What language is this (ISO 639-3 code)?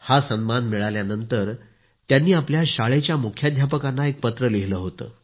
mar